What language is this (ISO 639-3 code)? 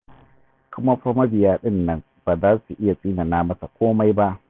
hau